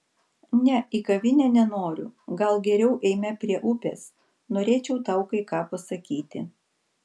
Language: Lithuanian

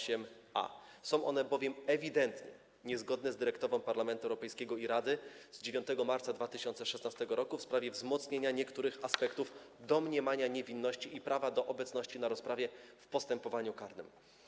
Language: Polish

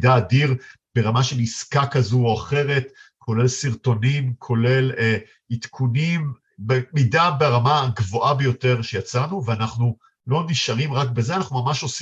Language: Hebrew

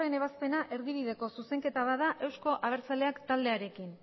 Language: Basque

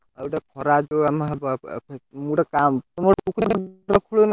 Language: Odia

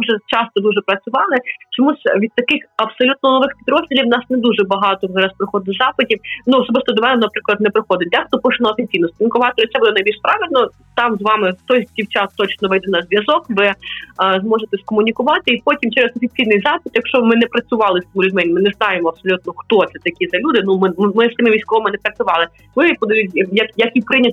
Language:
Ukrainian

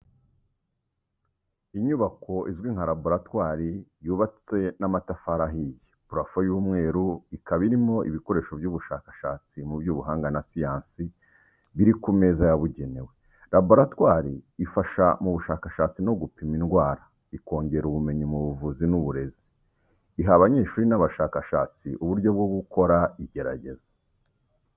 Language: Kinyarwanda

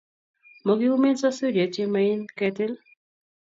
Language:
Kalenjin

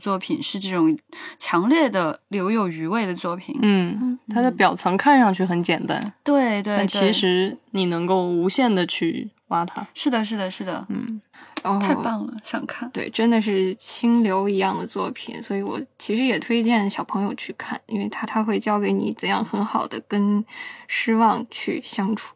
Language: Chinese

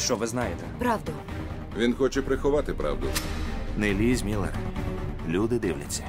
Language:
Ukrainian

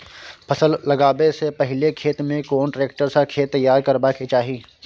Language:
Maithili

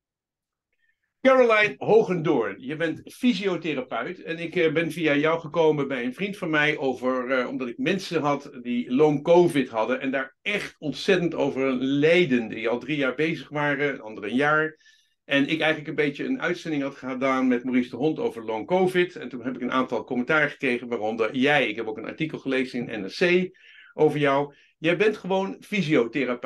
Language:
Dutch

